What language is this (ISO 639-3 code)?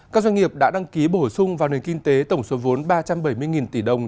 vie